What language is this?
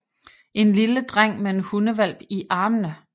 Danish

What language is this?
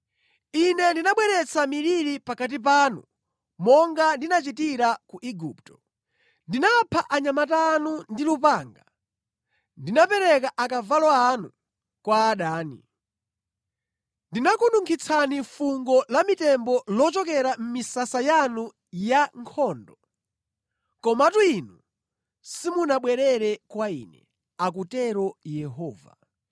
Nyanja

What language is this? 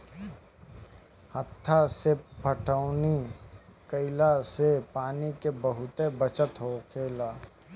Bhojpuri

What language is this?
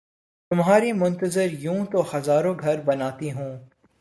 Urdu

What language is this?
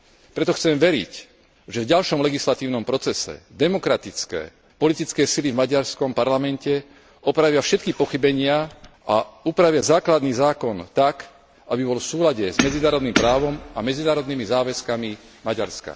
Slovak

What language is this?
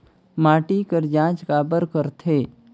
Chhattisgarhi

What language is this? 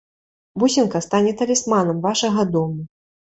Belarusian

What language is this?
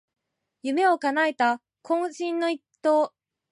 Japanese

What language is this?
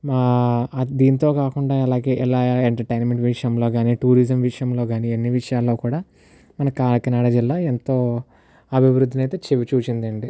Telugu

